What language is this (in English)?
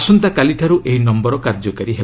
Odia